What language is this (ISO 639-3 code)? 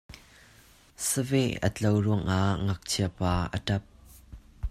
cnh